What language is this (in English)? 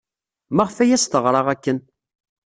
Kabyle